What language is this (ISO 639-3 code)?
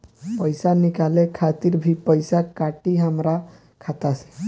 bho